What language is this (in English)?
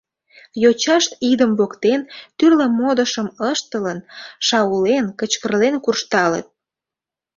Mari